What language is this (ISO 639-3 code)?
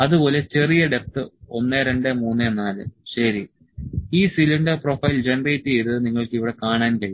mal